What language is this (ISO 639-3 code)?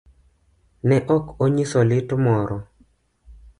luo